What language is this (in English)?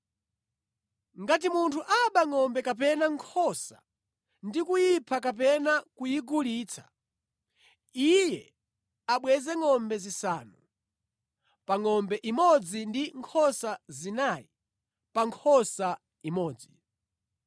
Nyanja